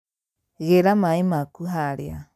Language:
Kikuyu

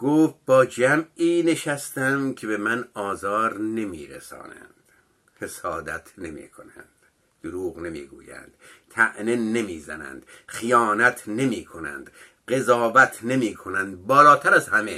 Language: Persian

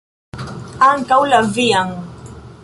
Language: Esperanto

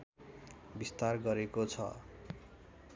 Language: Nepali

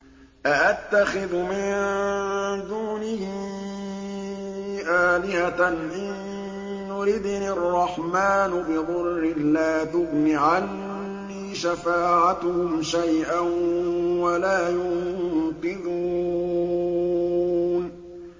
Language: Arabic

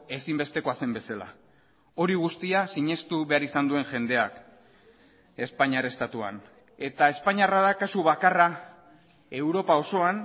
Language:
Basque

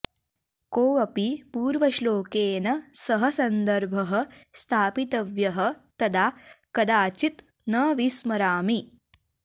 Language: Sanskrit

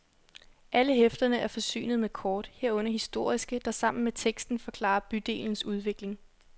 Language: Danish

